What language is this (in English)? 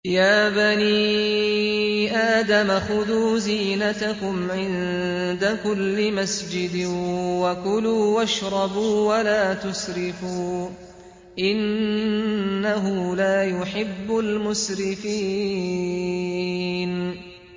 Arabic